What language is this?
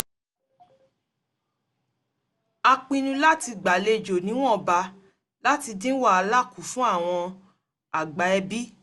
Yoruba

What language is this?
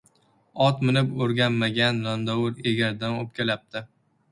Uzbek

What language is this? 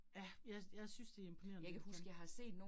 Danish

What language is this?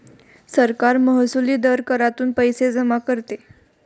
Marathi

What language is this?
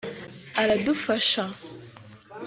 Kinyarwanda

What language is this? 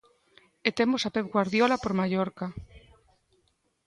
Galician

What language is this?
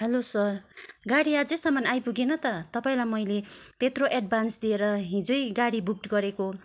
Nepali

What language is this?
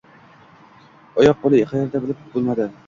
Uzbek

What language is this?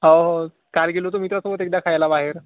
Marathi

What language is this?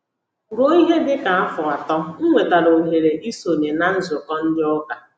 Igbo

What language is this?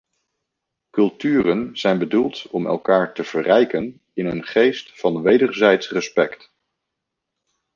Dutch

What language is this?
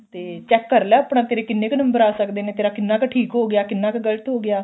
Punjabi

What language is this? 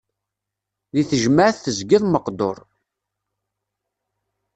Kabyle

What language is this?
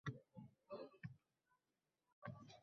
Uzbek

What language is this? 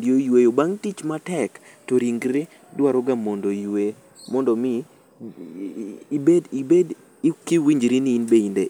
Luo (Kenya and Tanzania)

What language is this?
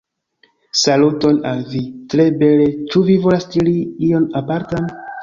Esperanto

